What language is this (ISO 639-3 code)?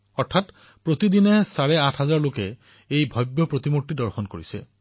asm